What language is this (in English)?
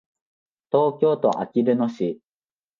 Japanese